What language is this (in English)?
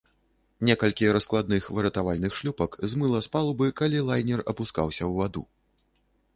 Belarusian